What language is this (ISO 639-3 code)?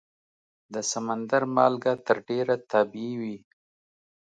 pus